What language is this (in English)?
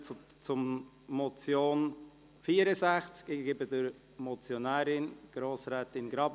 Swiss German